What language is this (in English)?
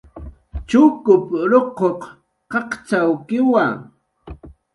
Jaqaru